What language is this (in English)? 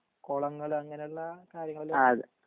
Malayalam